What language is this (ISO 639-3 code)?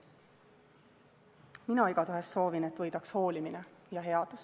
est